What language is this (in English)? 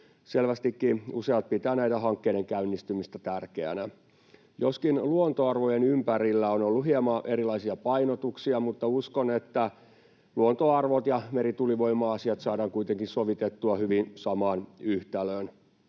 Finnish